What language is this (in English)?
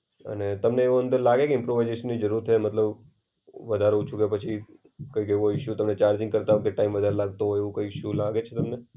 Gujarati